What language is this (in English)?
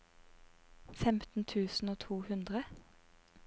Norwegian